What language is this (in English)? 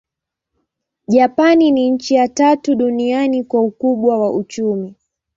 Swahili